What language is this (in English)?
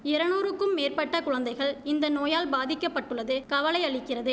Tamil